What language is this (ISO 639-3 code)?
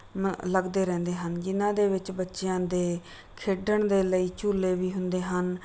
pan